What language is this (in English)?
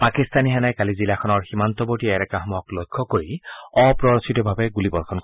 Assamese